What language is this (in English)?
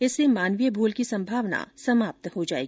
Hindi